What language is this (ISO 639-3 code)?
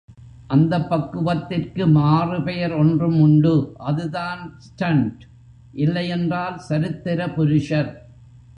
tam